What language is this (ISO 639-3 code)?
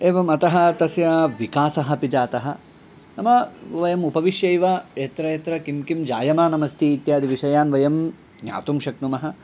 san